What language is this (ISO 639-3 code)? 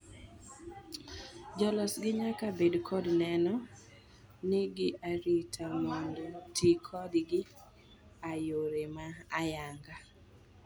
luo